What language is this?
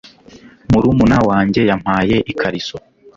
Kinyarwanda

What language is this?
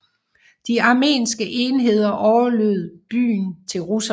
Danish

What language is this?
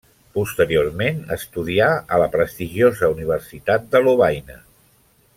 Catalan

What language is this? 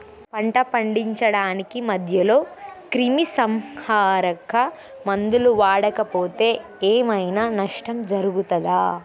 Telugu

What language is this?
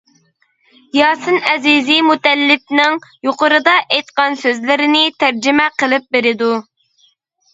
Uyghur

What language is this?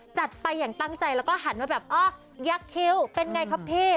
Thai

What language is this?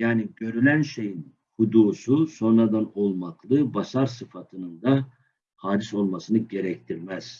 Turkish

